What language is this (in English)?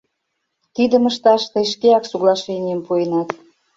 Mari